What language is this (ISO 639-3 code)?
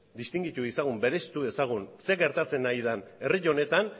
eus